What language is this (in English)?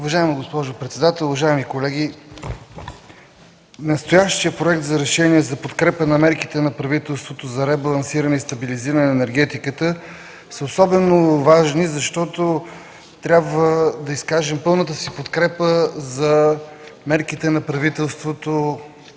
Bulgarian